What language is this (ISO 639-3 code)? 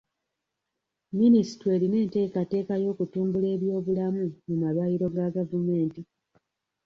lug